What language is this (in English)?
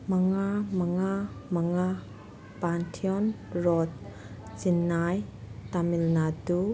Manipuri